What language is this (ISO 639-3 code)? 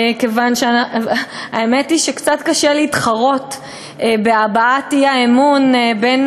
heb